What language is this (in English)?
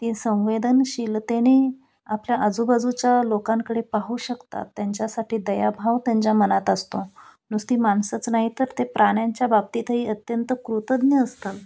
Marathi